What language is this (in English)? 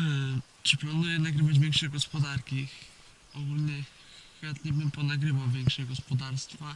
Polish